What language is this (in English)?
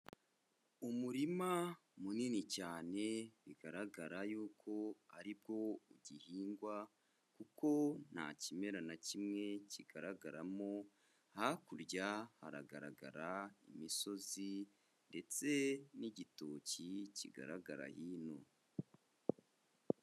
Kinyarwanda